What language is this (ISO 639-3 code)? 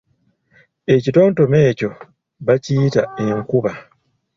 lug